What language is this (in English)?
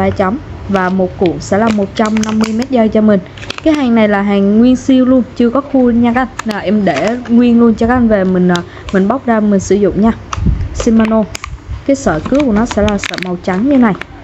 Vietnamese